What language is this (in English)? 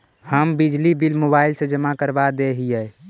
Magahi